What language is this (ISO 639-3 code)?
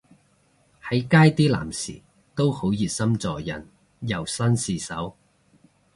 yue